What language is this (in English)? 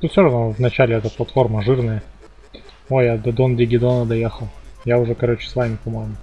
Russian